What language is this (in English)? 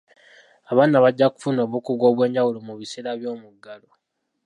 Ganda